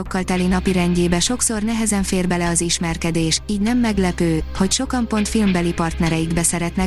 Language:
Hungarian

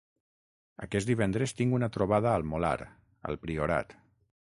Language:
Catalan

